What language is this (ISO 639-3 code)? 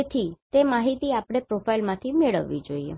guj